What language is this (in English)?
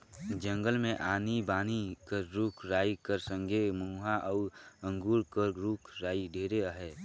Chhattisgarhi